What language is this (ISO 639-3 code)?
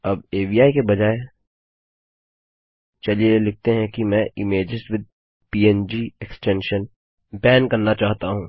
hin